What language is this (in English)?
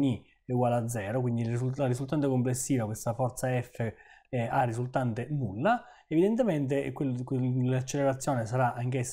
Italian